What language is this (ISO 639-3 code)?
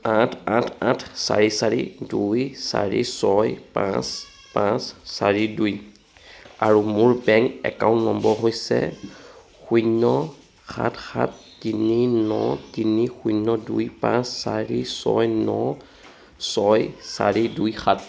asm